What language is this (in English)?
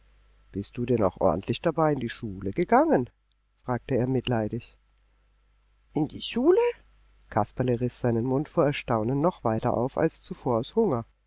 German